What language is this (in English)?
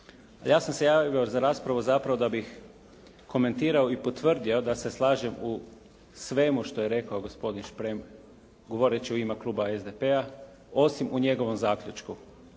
Croatian